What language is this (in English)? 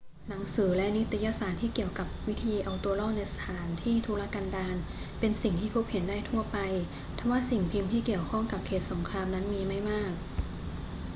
Thai